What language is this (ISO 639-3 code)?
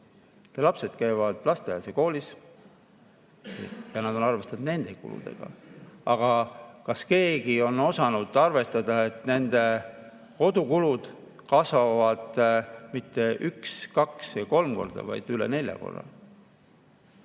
est